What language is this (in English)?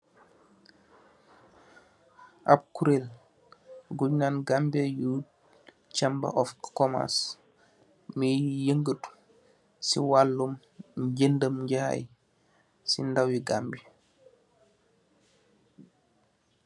Wolof